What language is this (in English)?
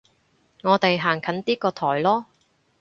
Cantonese